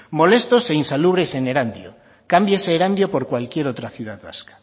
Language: Spanish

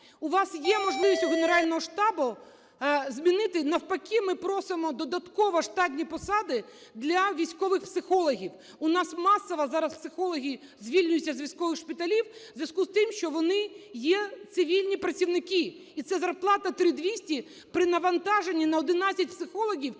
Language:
Ukrainian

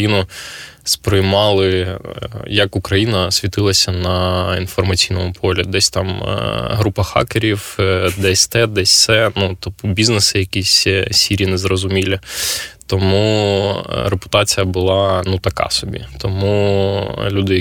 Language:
Ukrainian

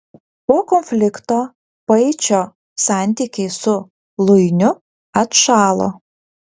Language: Lithuanian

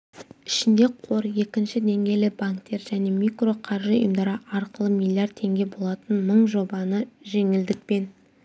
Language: Kazakh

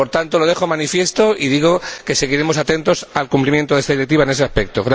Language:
Spanish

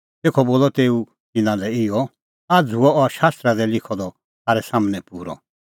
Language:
Kullu Pahari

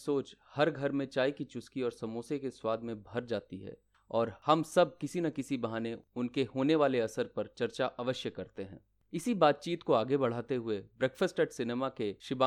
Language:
Hindi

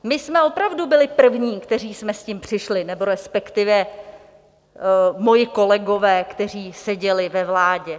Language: Czech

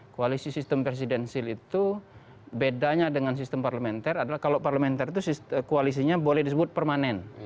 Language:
Indonesian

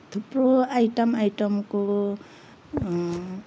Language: Nepali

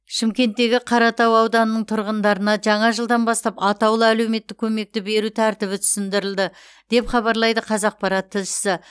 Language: Kazakh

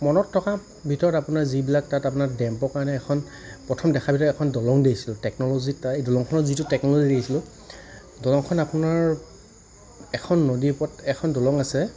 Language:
Assamese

